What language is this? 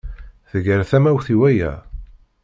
Kabyle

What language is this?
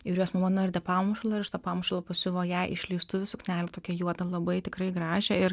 Lithuanian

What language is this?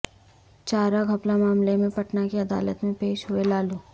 Urdu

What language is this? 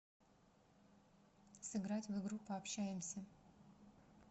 Russian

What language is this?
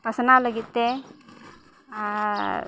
Santali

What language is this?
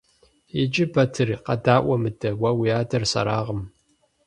Kabardian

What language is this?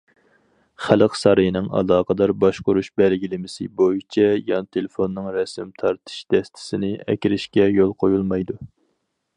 Uyghur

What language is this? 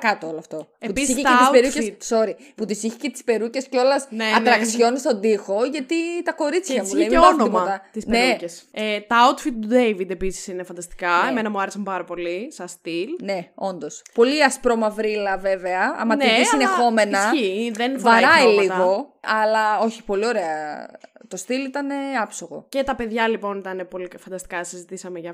Greek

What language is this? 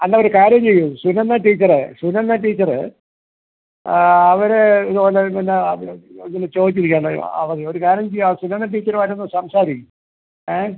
Malayalam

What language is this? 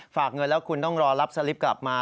Thai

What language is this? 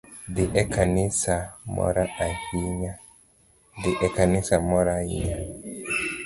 Luo (Kenya and Tanzania)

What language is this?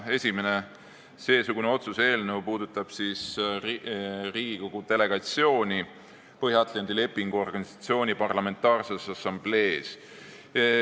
Estonian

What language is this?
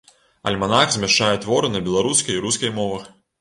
Belarusian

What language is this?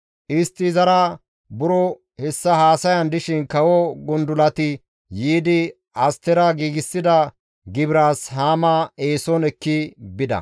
Gamo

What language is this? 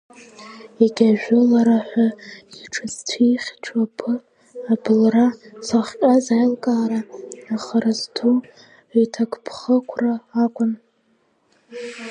Abkhazian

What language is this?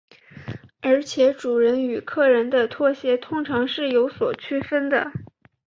Chinese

